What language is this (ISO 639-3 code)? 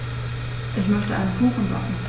deu